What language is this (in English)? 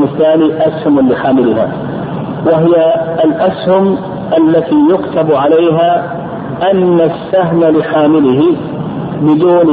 Arabic